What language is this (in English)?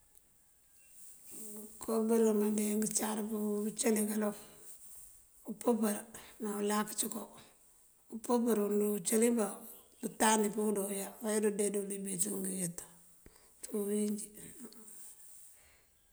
Mandjak